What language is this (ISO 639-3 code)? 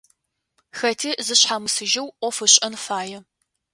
ady